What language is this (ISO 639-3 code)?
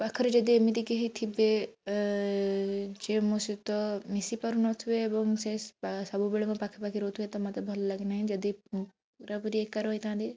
ori